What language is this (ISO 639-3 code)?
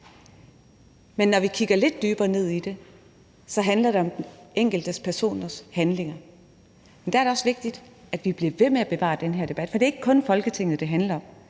dan